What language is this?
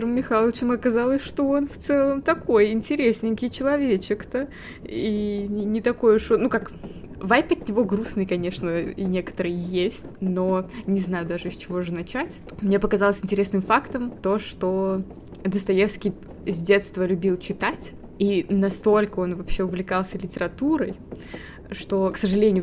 Russian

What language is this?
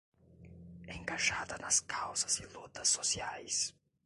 Portuguese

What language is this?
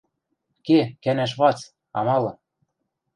Western Mari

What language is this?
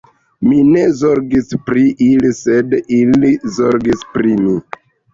Esperanto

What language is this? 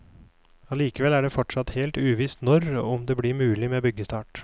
Norwegian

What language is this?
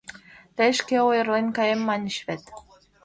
Mari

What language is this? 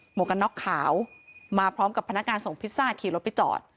Thai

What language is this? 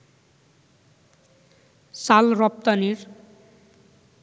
Bangla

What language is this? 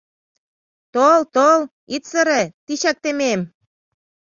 Mari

